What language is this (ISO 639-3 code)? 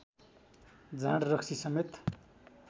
nep